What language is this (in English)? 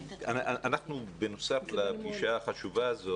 Hebrew